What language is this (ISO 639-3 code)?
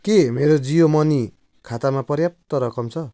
nep